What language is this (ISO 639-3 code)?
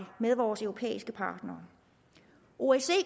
dan